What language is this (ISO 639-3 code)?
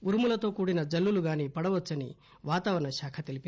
tel